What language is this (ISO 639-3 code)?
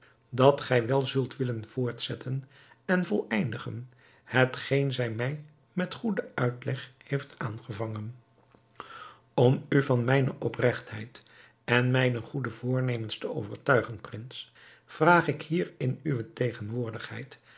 nld